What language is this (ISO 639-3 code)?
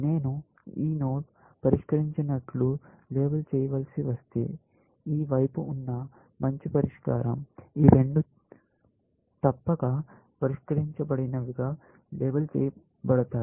tel